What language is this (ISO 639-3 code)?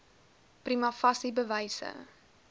afr